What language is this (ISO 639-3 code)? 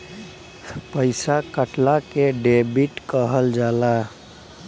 bho